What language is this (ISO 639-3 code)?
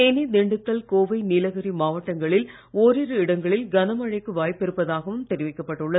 tam